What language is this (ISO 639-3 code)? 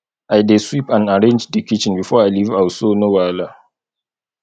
pcm